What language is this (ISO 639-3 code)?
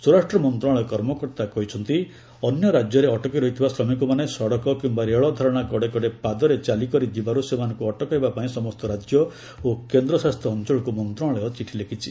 ori